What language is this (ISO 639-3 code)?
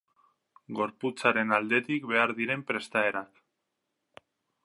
eus